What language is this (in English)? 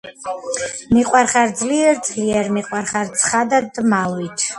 Georgian